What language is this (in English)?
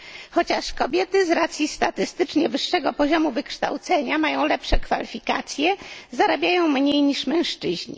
Polish